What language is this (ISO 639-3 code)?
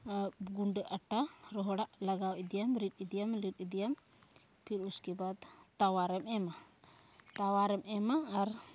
sat